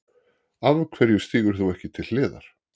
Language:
Icelandic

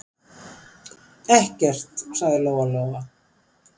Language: Icelandic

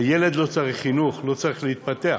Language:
Hebrew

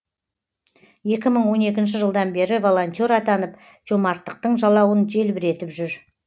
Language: Kazakh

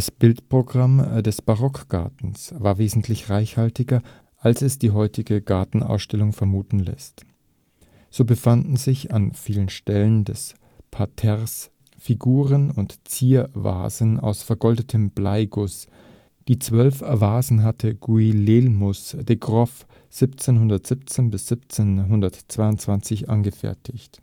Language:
German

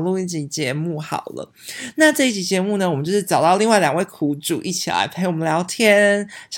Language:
Chinese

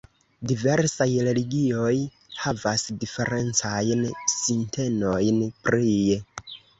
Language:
Esperanto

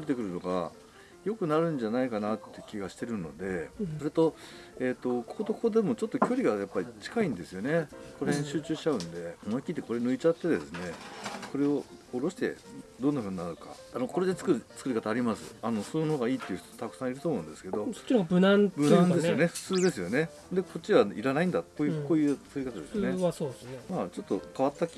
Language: Japanese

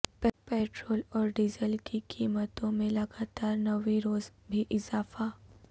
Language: Urdu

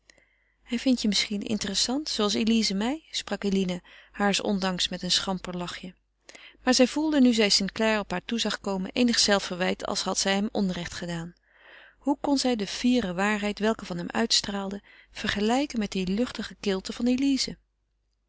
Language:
Dutch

